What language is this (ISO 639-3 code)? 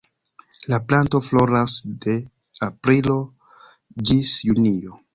epo